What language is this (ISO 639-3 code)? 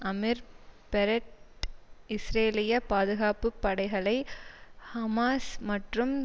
tam